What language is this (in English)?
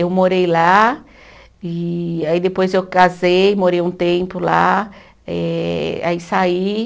Portuguese